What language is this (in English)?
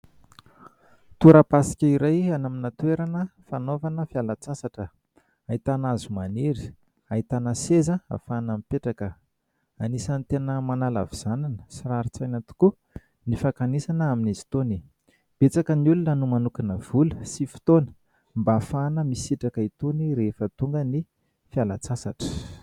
Malagasy